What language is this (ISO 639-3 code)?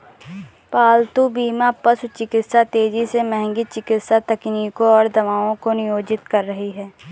hin